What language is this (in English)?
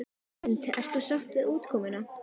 Icelandic